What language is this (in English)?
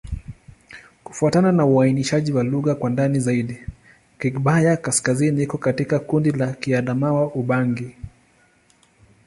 Swahili